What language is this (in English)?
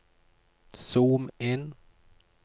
Norwegian